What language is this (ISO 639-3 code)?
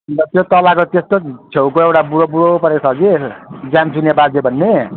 nep